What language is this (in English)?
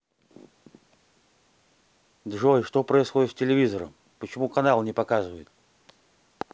Russian